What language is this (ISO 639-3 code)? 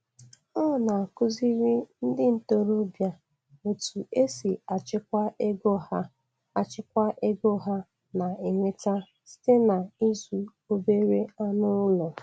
ibo